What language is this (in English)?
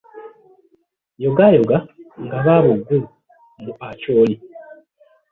Ganda